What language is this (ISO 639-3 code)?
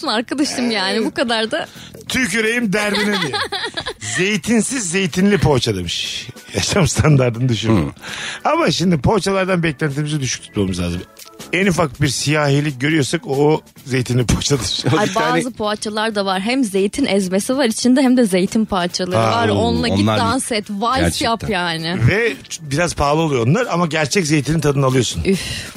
tur